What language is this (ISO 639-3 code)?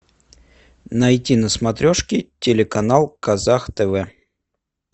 rus